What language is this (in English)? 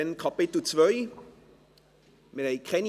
Swiss German